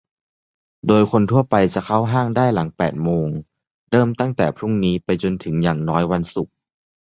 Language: Thai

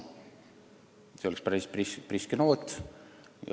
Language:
Estonian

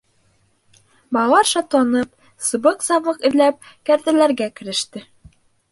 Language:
Bashkir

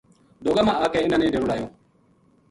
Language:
Gujari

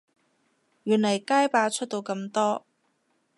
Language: Cantonese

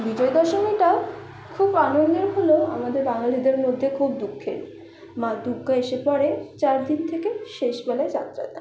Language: Bangla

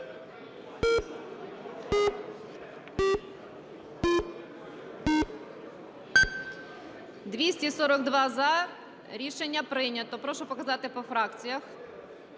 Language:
Ukrainian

